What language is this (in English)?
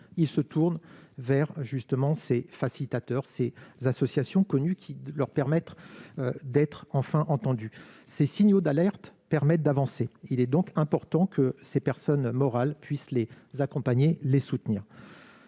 French